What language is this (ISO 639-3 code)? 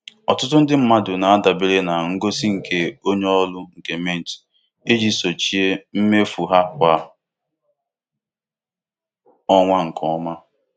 ibo